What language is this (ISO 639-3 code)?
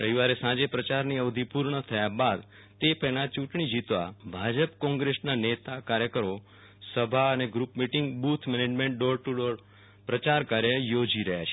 guj